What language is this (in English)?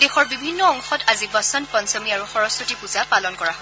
Assamese